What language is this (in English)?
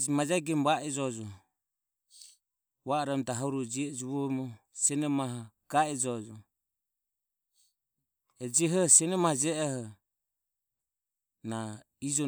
Ömie